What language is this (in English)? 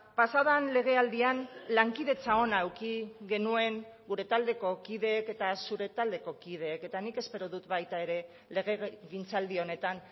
Basque